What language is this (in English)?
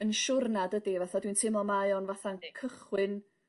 Welsh